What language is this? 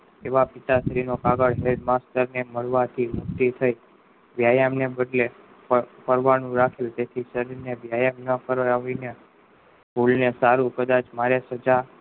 Gujarati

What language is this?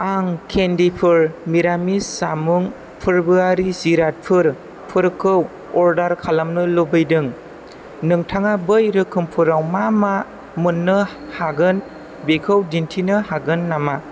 Bodo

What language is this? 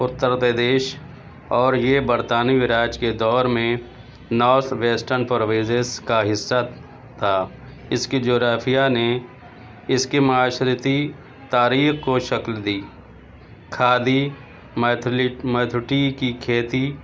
Urdu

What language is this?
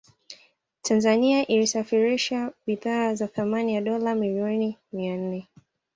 Swahili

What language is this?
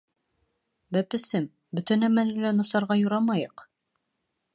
Bashkir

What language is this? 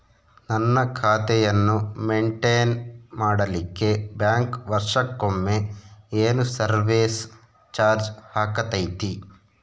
Kannada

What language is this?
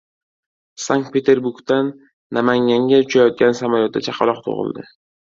Uzbek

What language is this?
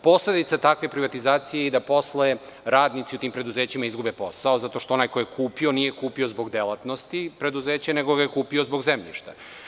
Serbian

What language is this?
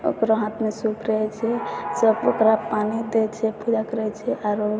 Maithili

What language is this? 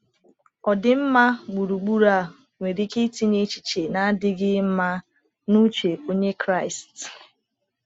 Igbo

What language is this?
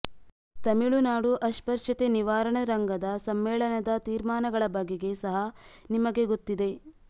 Kannada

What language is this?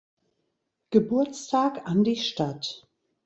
German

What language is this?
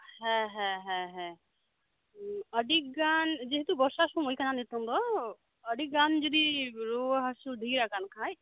Santali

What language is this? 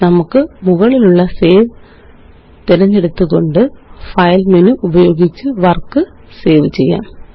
Malayalam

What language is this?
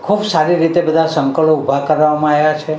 Gujarati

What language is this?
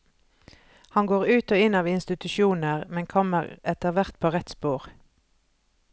Norwegian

